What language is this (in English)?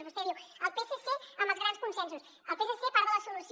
Catalan